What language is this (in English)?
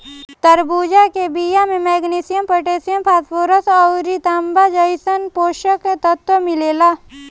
Bhojpuri